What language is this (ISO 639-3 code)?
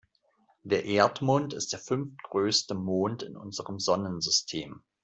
deu